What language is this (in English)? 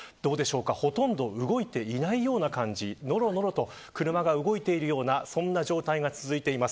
Japanese